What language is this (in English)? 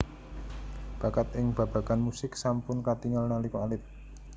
Javanese